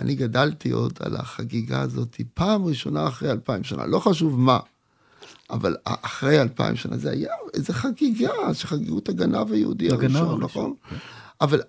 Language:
Hebrew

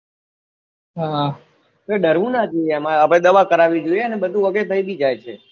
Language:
Gujarati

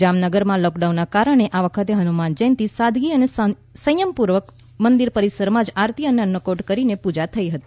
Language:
Gujarati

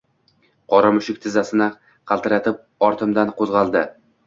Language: Uzbek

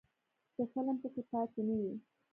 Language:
Pashto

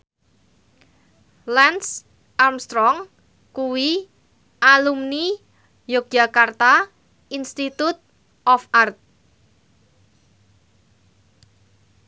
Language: Javanese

